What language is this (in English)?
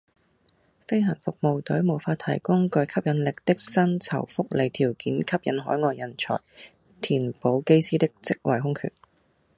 Cantonese